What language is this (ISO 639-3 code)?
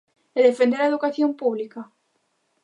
glg